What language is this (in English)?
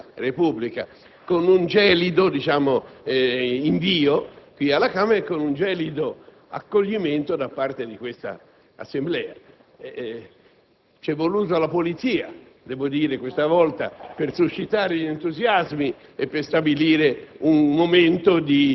Italian